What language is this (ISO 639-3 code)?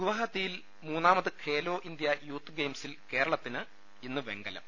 mal